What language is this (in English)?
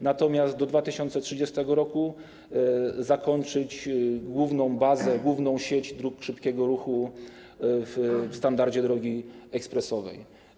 Polish